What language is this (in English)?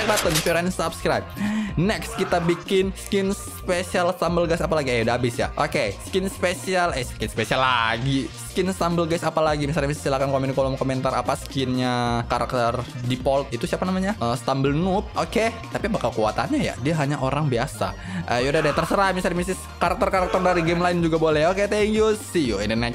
Indonesian